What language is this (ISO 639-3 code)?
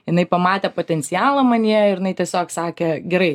lit